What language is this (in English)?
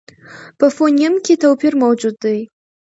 Pashto